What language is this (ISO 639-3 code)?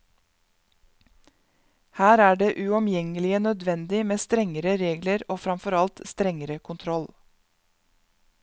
nor